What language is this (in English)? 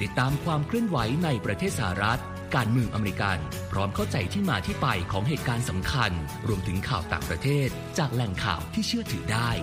Thai